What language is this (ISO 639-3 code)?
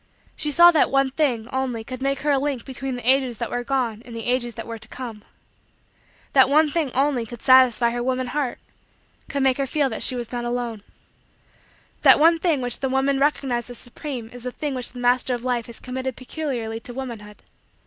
eng